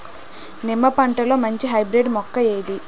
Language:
Telugu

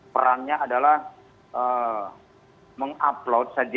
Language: Indonesian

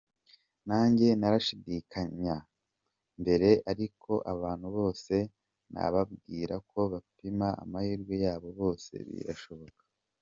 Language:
Kinyarwanda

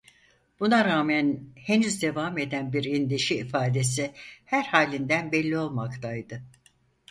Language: Turkish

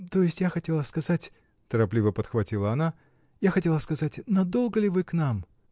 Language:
Russian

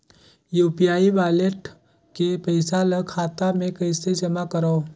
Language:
Chhattisgarhi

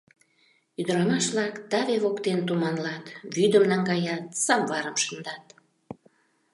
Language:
Mari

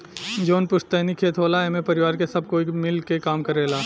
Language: Bhojpuri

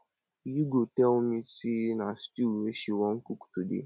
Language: Nigerian Pidgin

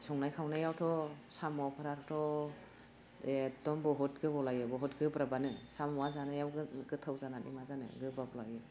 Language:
Bodo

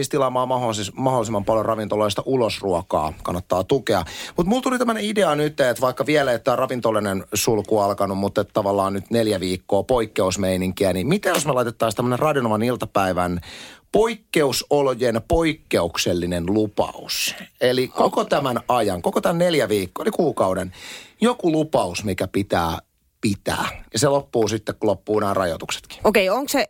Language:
Finnish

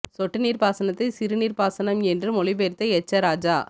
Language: Tamil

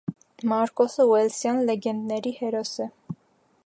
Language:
Armenian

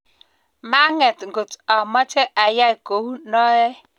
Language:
Kalenjin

